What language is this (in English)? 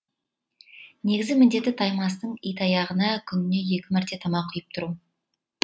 Kazakh